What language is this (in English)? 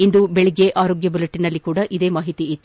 Kannada